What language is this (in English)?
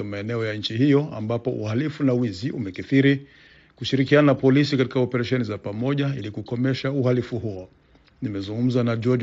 Swahili